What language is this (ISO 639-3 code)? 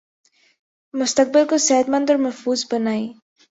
urd